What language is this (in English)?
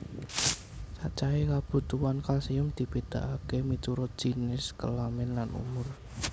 Javanese